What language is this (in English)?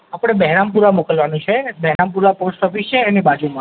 Gujarati